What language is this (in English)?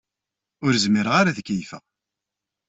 Kabyle